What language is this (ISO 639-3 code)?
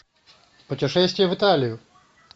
rus